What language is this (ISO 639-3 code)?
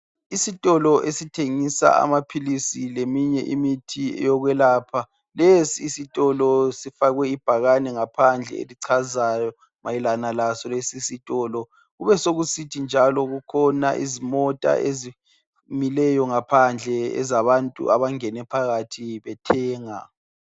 nde